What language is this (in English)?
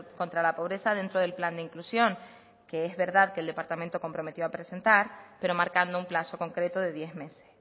Spanish